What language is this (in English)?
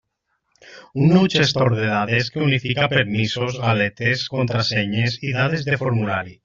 Catalan